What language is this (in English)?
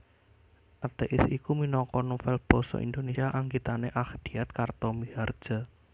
Javanese